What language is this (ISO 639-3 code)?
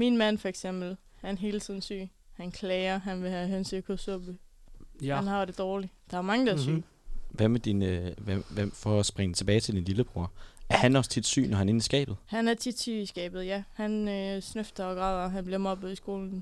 dan